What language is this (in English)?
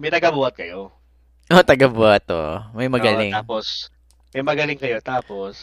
Filipino